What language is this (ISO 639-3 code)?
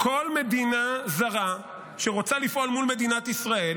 heb